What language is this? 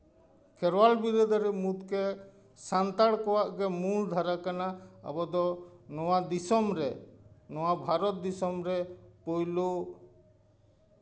Santali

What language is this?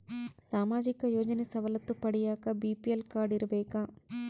Kannada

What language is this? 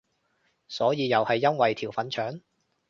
Cantonese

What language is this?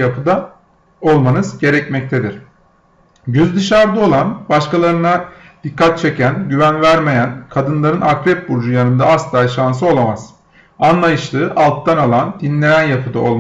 Turkish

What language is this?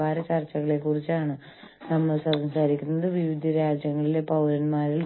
Malayalam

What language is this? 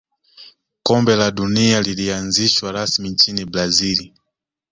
Swahili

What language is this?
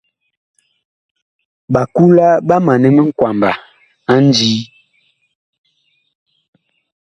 Bakoko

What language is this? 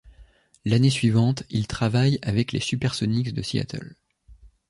French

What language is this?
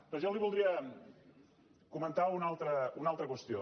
Catalan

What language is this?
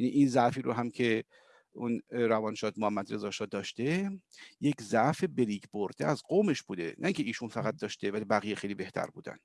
Persian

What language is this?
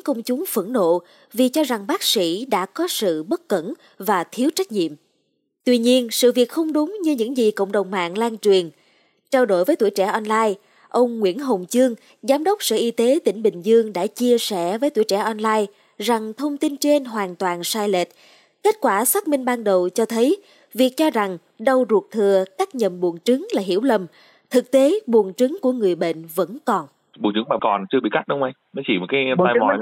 Vietnamese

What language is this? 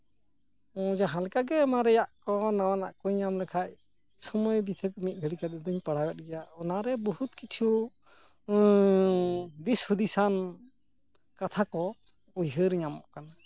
Santali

